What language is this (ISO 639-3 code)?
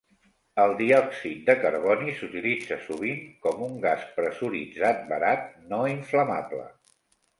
cat